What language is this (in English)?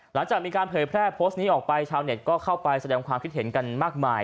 Thai